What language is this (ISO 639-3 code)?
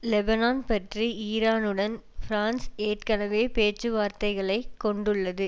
tam